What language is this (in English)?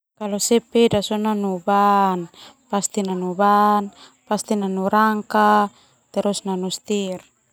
Termanu